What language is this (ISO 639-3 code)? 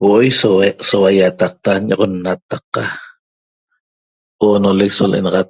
tob